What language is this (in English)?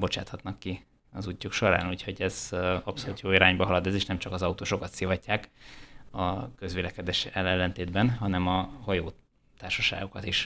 Hungarian